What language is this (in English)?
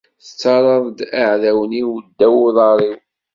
Kabyle